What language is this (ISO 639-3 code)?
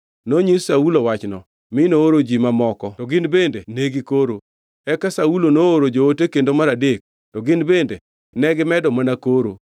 luo